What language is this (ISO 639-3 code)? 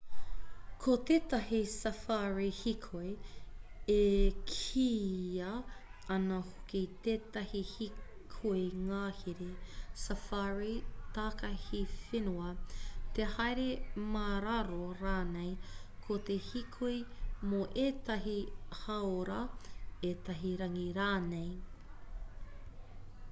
mri